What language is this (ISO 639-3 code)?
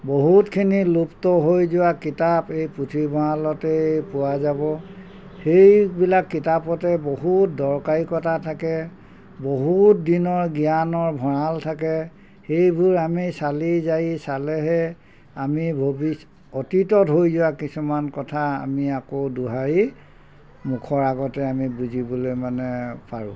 asm